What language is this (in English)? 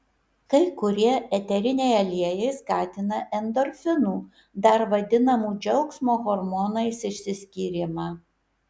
Lithuanian